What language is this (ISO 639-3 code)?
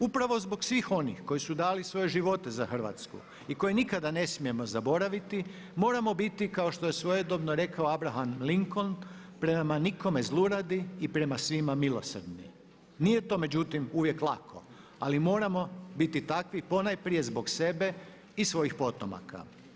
hrv